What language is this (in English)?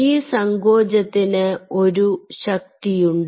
Malayalam